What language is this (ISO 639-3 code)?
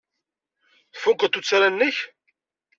kab